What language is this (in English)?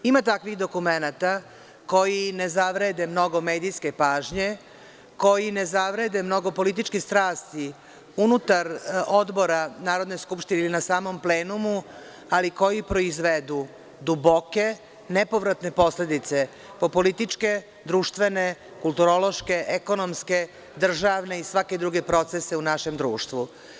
Serbian